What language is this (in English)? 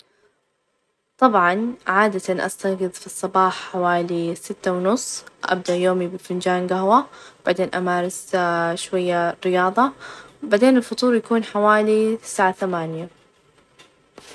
Najdi Arabic